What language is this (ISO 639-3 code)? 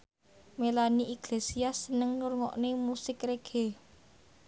jav